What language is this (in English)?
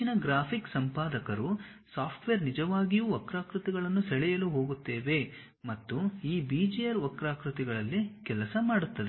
Kannada